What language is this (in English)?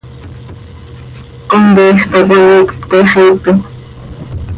Seri